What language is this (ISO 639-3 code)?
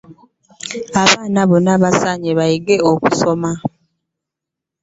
lug